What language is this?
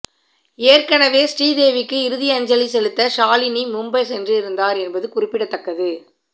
Tamil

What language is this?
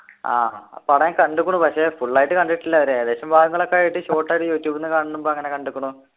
Malayalam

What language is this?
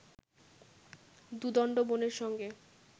Bangla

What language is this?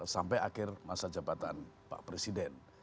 Indonesian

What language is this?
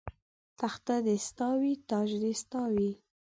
Pashto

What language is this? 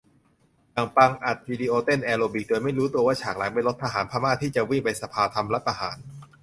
Thai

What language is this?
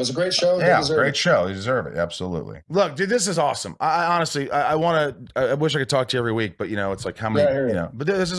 English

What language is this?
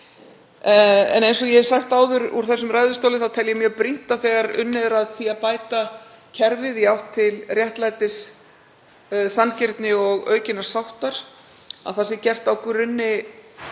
Icelandic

